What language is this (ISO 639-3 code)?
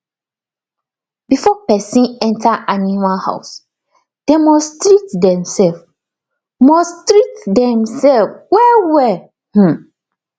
pcm